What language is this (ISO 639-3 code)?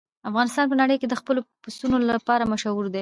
pus